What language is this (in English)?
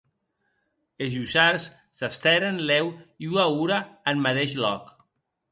Occitan